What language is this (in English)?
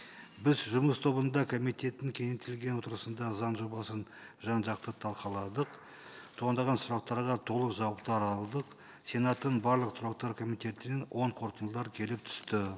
Kazakh